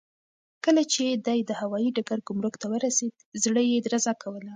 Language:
Pashto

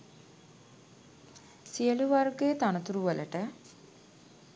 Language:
Sinhala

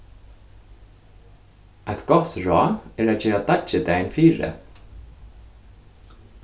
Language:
Faroese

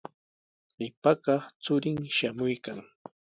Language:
Sihuas Ancash Quechua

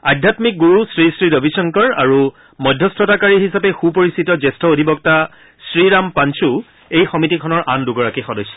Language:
Assamese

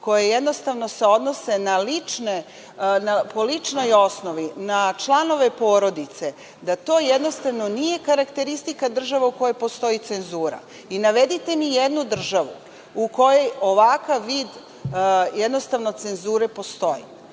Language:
Serbian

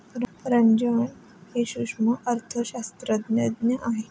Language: Marathi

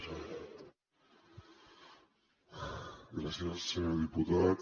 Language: Catalan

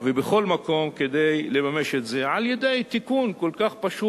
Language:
Hebrew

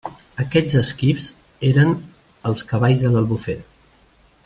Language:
Catalan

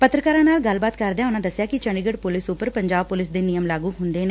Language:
Punjabi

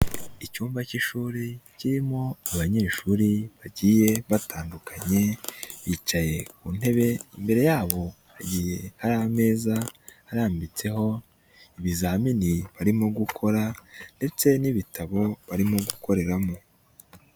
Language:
Kinyarwanda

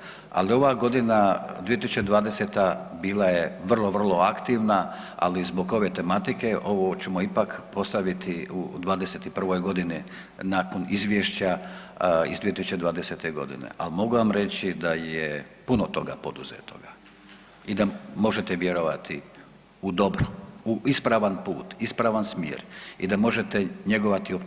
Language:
Croatian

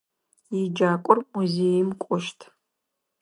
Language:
Adyghe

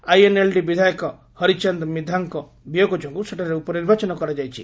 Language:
Odia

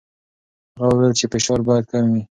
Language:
Pashto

